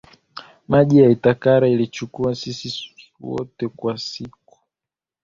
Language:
Swahili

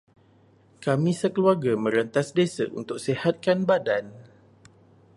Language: Malay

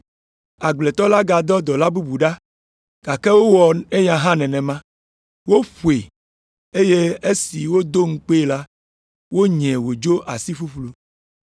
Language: Ewe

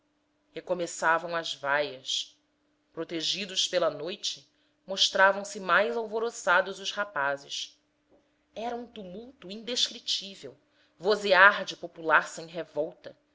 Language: Portuguese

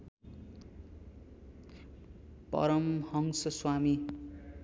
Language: Nepali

